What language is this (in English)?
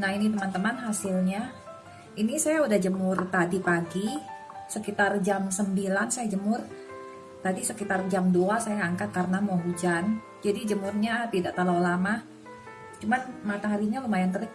Indonesian